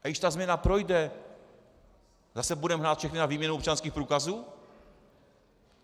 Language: Czech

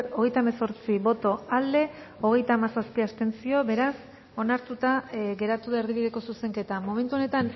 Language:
Basque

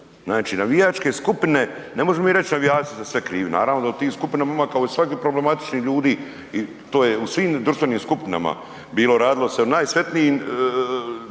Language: Croatian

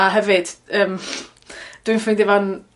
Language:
Welsh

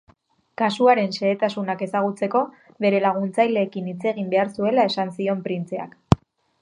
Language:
Basque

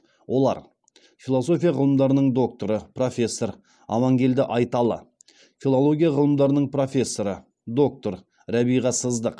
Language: Kazakh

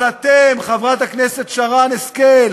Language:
Hebrew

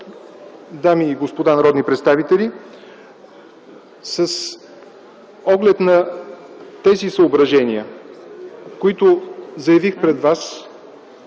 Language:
Bulgarian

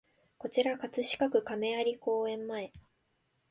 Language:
Japanese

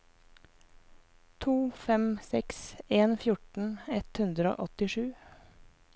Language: Norwegian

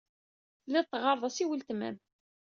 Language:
Kabyle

